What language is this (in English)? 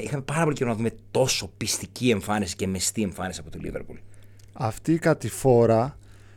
Greek